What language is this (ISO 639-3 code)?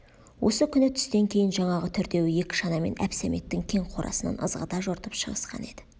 kaz